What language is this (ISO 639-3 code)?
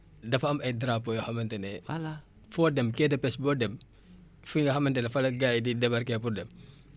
wol